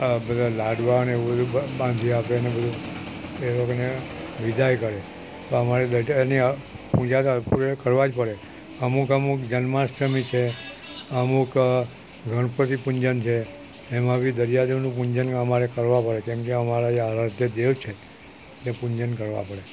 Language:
Gujarati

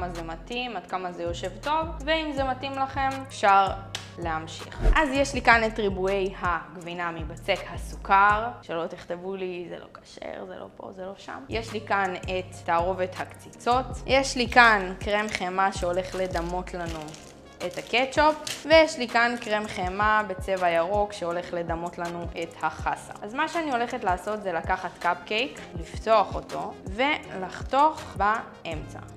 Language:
Hebrew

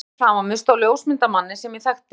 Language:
Icelandic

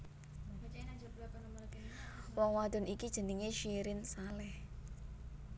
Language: Javanese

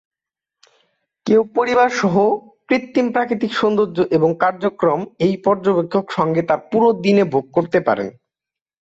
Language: Bangla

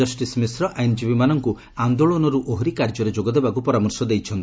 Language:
Odia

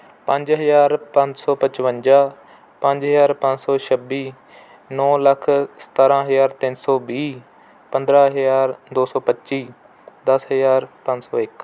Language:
Punjabi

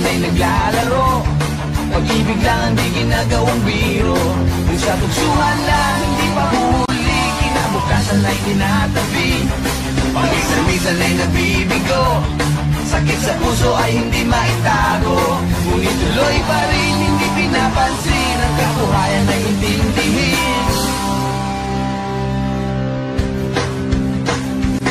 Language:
Filipino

